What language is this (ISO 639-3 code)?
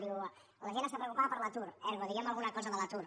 cat